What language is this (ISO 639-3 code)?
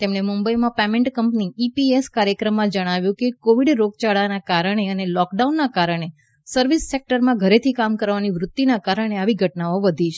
guj